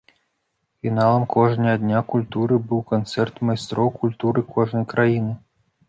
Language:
Belarusian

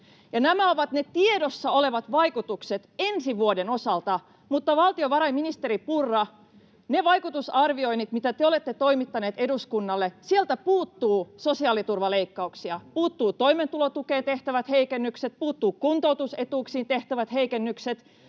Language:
Finnish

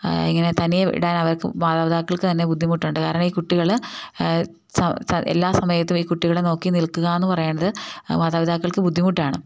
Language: Malayalam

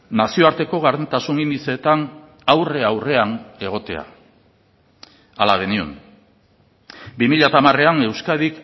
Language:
Basque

